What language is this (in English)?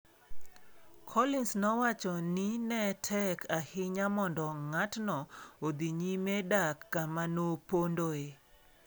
Luo (Kenya and Tanzania)